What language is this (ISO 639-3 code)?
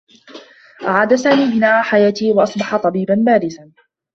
ara